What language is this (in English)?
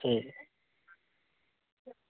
Dogri